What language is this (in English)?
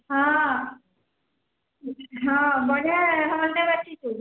Odia